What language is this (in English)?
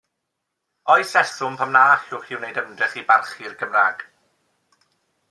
Welsh